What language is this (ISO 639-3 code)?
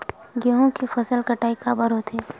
hne